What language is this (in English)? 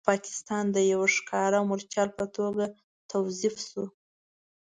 Pashto